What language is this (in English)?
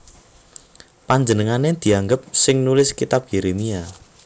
Javanese